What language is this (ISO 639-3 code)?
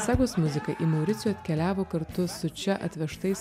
lit